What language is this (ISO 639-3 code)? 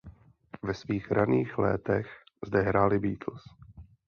ces